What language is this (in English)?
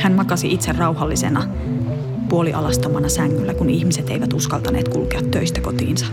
Finnish